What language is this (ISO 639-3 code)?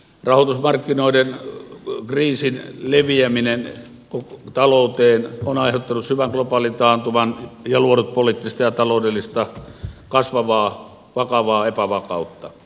fin